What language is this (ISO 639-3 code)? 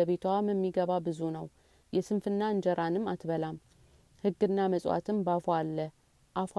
amh